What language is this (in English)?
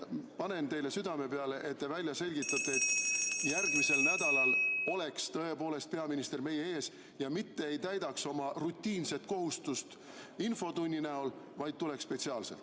Estonian